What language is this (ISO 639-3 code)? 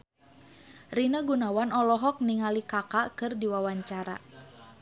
sun